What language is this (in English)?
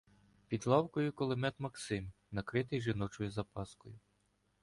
Ukrainian